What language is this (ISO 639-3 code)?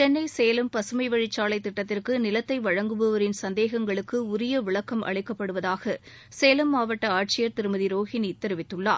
tam